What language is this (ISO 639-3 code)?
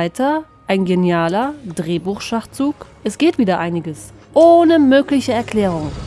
deu